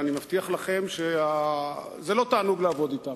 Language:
Hebrew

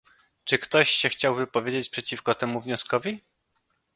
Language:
Polish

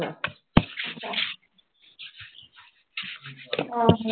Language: Punjabi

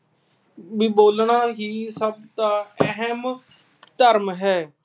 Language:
Punjabi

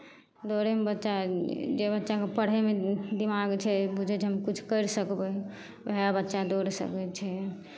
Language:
Maithili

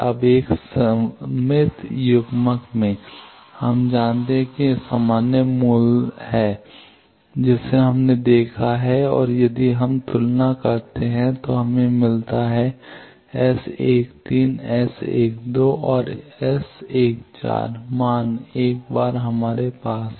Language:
Hindi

